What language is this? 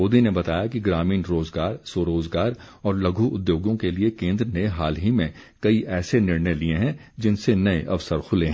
Hindi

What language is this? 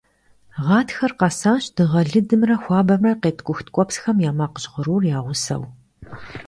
Kabardian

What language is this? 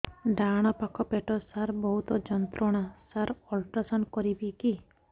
Odia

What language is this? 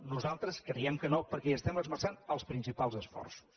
Catalan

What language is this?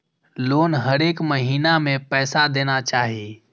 Maithili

